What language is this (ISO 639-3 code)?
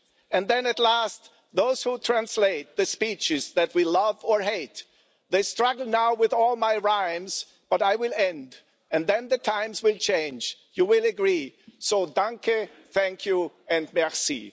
eng